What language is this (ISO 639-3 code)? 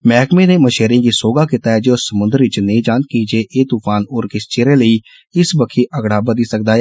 doi